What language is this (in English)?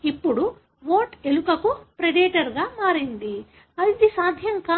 Telugu